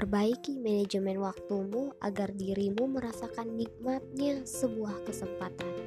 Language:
Indonesian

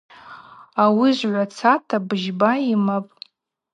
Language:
Abaza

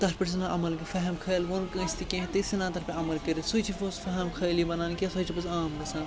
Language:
Kashmiri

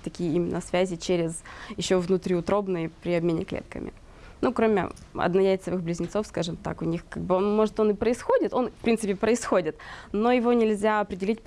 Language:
Russian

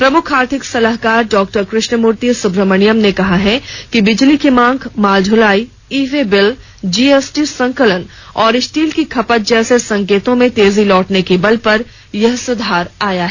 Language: Hindi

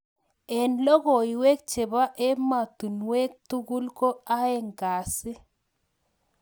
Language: Kalenjin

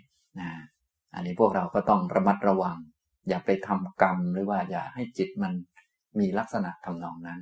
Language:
Thai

